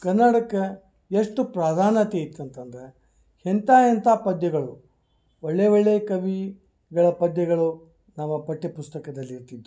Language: Kannada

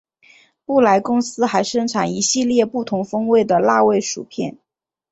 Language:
Chinese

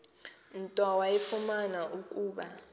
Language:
Xhosa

